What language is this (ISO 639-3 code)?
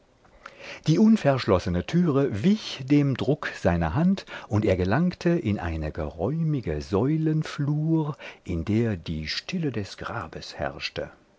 deu